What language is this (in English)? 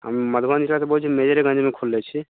Maithili